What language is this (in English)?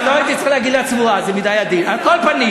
Hebrew